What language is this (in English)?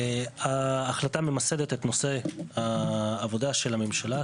Hebrew